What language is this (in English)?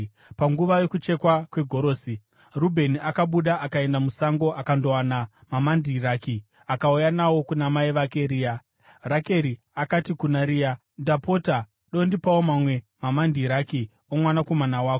Shona